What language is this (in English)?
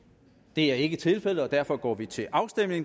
Danish